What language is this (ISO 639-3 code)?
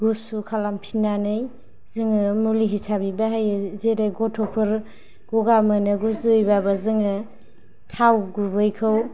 brx